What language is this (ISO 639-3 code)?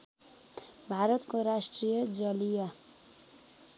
nep